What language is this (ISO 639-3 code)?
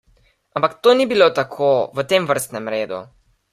slv